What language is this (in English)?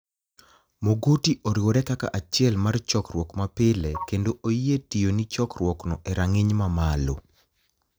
Luo (Kenya and Tanzania)